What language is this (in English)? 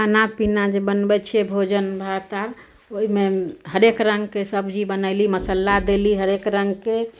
Maithili